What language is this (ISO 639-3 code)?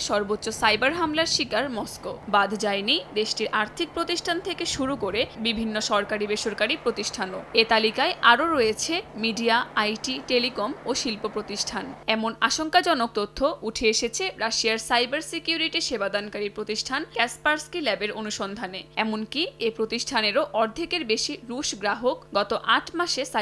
ben